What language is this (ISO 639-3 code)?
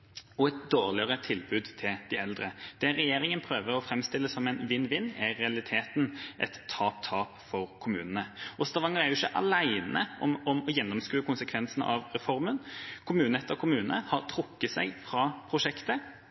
nob